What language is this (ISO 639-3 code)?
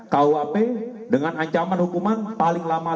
ind